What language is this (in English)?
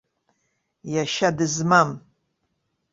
Abkhazian